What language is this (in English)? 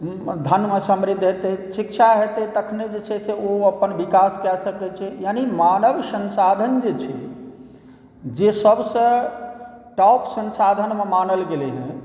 Maithili